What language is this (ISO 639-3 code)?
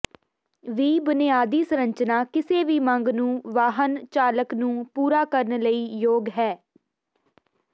pan